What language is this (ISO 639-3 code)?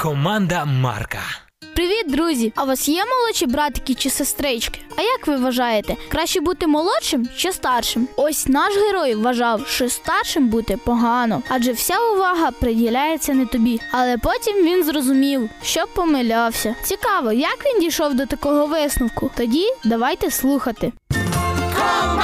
ukr